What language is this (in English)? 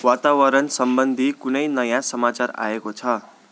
Nepali